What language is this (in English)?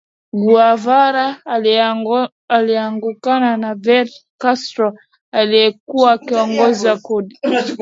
Swahili